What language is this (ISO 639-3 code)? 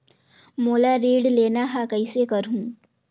hne